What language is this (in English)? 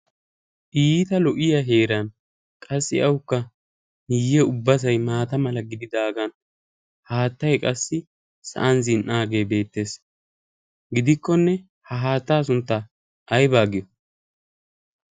Wolaytta